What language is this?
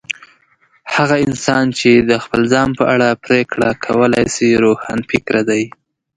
Pashto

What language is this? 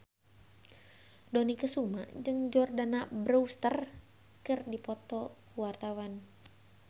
Sundanese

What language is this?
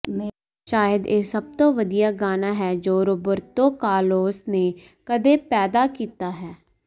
Punjabi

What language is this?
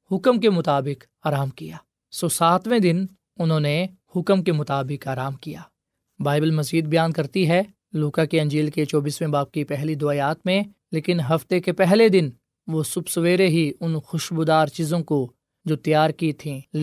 Urdu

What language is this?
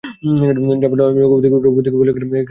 Bangla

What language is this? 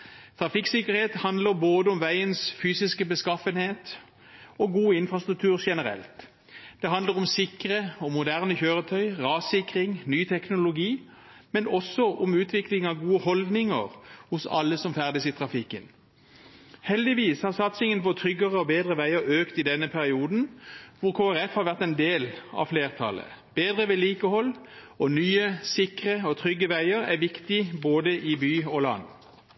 Norwegian Bokmål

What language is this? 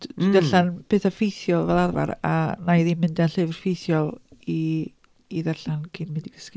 Welsh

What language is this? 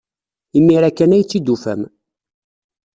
Kabyle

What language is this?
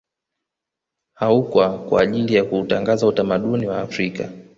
Swahili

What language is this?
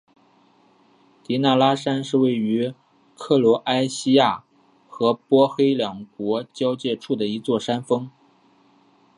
Chinese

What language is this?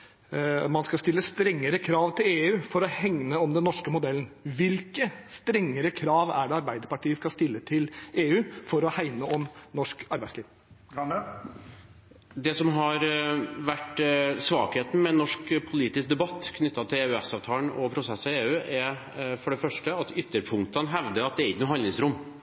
Norwegian Bokmål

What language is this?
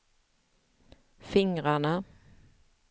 Swedish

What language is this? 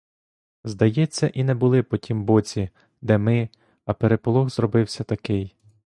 Ukrainian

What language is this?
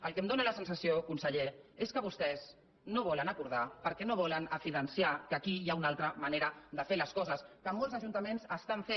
Catalan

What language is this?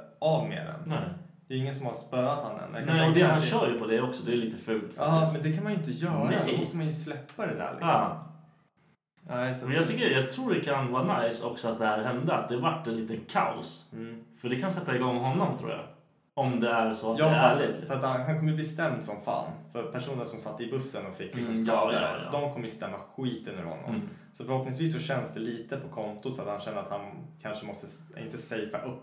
Swedish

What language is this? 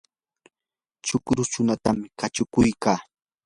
Yanahuanca Pasco Quechua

